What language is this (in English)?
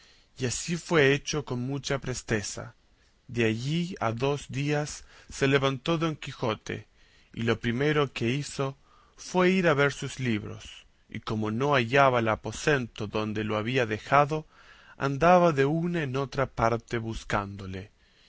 Spanish